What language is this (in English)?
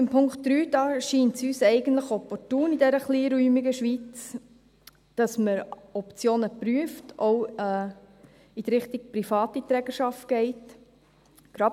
Swiss German